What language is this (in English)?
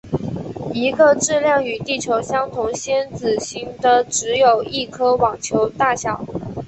Chinese